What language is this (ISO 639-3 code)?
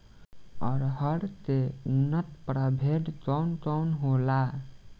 bho